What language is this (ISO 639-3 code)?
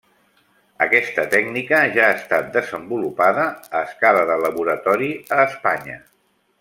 cat